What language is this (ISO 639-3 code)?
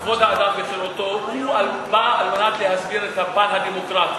heb